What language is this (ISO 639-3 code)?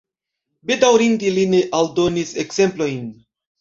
epo